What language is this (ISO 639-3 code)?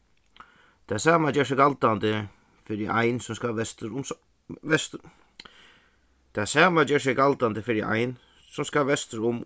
fao